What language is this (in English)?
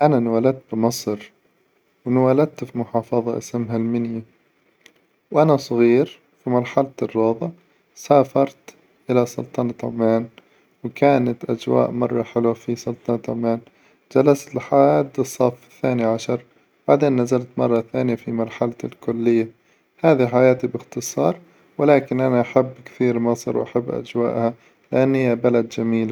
Hijazi Arabic